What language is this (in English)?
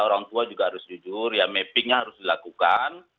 Indonesian